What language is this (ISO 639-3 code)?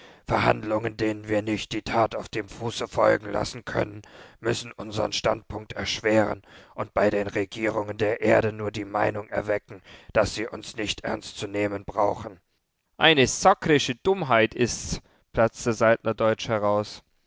deu